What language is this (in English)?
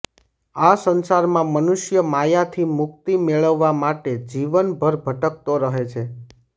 Gujarati